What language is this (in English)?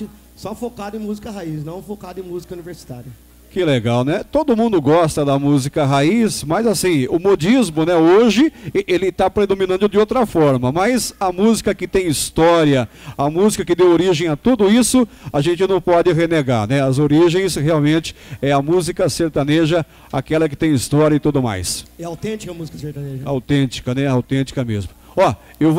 Portuguese